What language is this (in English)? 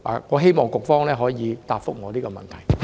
Cantonese